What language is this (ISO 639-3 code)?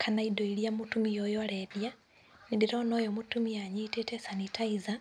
kik